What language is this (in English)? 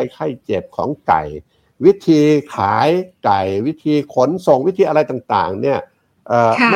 Thai